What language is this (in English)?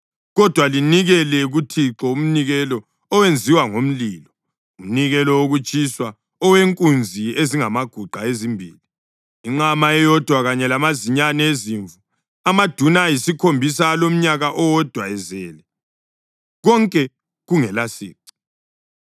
North Ndebele